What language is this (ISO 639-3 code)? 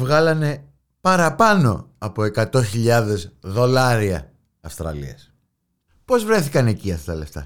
ell